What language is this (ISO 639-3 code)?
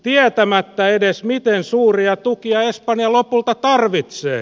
fin